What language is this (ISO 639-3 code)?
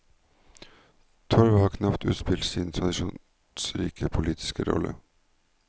nor